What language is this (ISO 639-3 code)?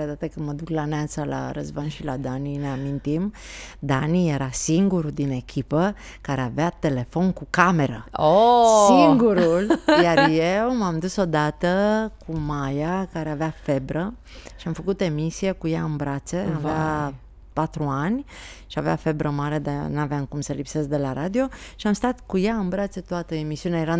ron